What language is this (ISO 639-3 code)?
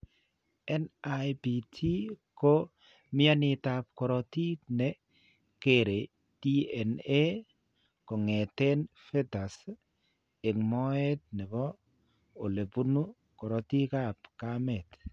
kln